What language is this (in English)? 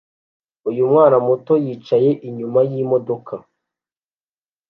Kinyarwanda